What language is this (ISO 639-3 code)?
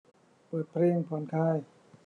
tha